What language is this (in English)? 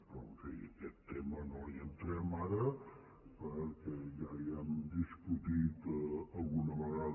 Catalan